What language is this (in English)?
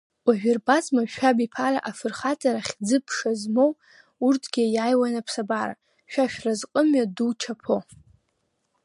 Abkhazian